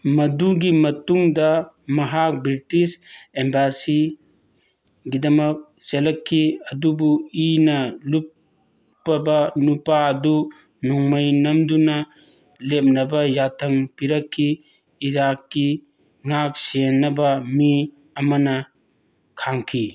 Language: Manipuri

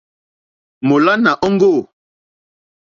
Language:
Mokpwe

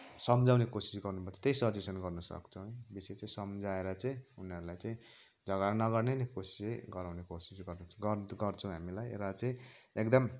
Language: Nepali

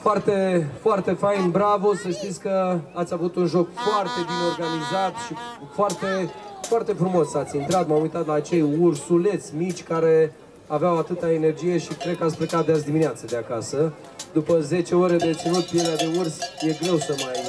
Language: Romanian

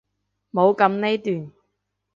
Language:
Cantonese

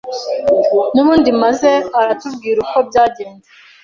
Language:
Kinyarwanda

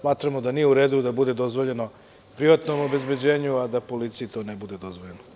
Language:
Serbian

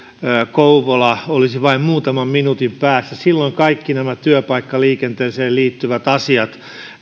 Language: Finnish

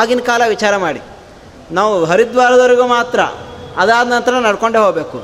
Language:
Kannada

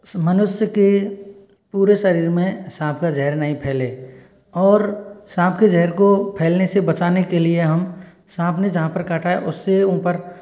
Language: Hindi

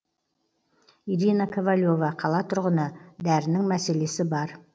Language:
Kazakh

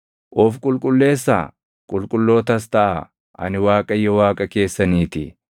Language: Oromo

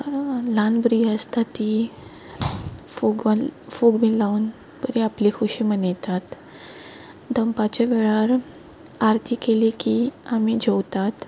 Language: Konkani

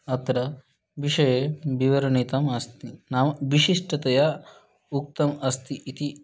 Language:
Sanskrit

